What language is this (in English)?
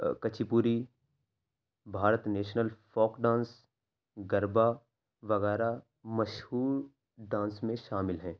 Urdu